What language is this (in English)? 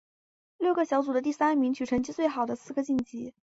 Chinese